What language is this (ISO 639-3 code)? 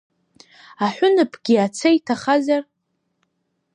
abk